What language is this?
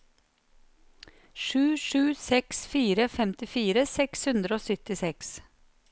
Norwegian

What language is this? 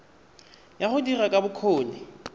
Tswana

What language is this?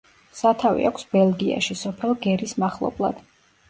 Georgian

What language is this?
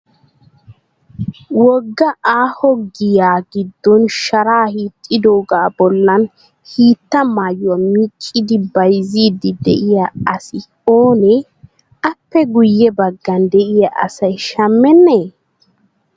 Wolaytta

